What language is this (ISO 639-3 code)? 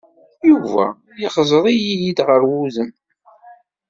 kab